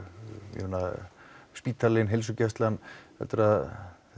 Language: Icelandic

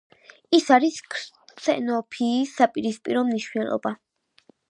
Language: Georgian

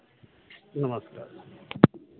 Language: Hindi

